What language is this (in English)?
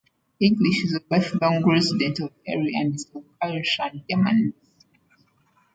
English